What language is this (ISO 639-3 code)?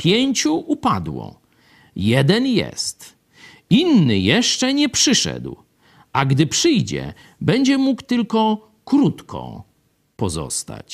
pol